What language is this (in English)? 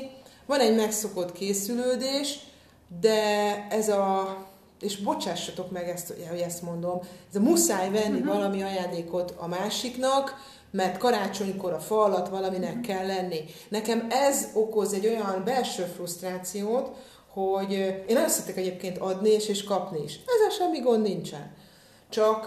Hungarian